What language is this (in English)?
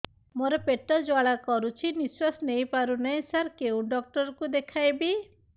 Odia